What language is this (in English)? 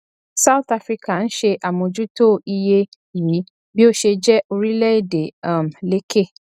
Yoruba